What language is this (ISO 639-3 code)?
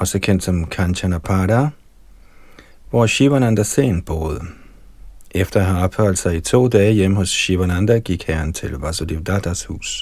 dan